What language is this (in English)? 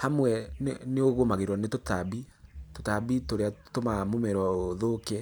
Kikuyu